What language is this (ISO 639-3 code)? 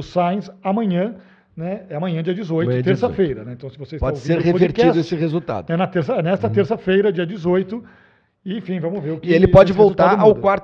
por